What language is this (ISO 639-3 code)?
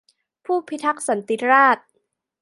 tha